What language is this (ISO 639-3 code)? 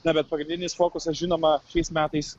lit